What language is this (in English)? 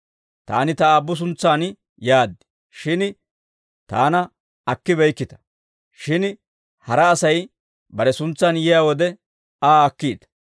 Dawro